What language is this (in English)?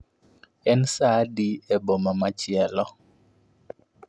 Luo (Kenya and Tanzania)